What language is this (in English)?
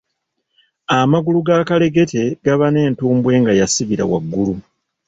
Ganda